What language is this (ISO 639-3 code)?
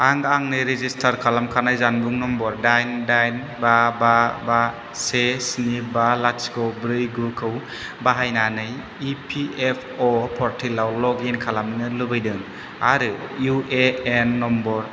brx